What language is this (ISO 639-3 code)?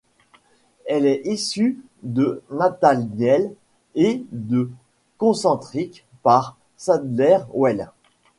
fra